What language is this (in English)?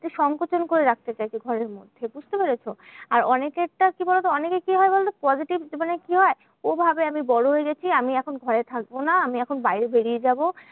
Bangla